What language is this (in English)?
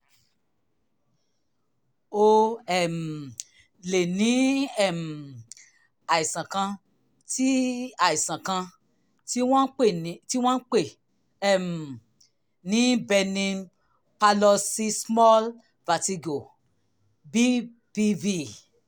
Yoruba